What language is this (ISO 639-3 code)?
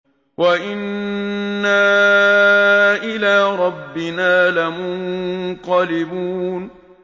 ara